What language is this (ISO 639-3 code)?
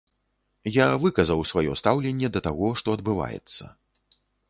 bel